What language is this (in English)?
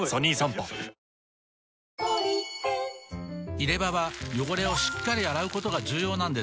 Japanese